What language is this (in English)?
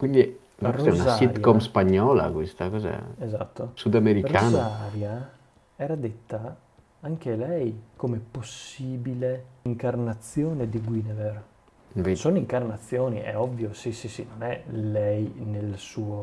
Italian